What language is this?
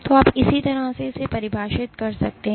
Hindi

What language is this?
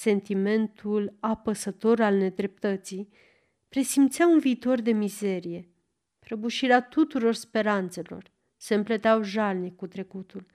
Romanian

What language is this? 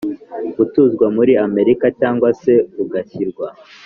Kinyarwanda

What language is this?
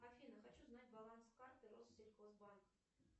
Russian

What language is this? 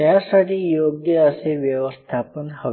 Marathi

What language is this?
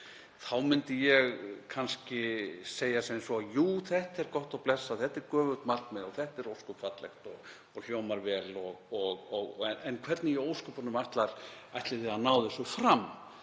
Icelandic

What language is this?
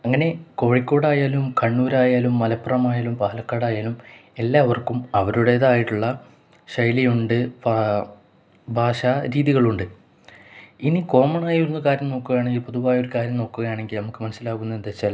Malayalam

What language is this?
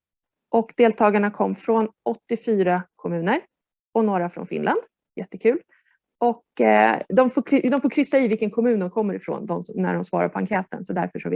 Swedish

